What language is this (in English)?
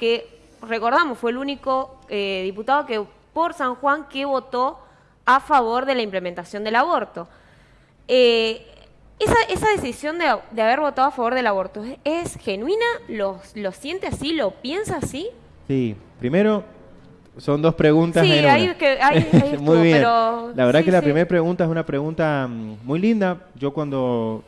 Spanish